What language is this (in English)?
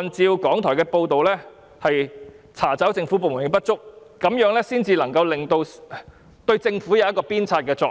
Cantonese